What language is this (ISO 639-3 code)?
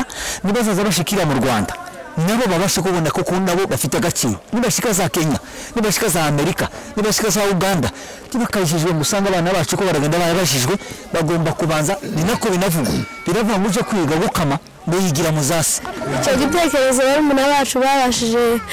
tur